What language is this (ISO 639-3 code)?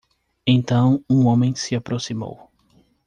por